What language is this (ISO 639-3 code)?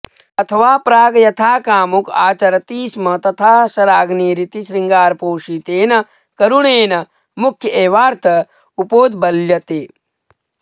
san